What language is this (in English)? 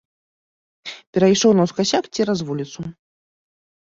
Belarusian